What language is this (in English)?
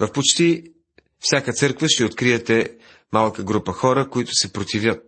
Bulgarian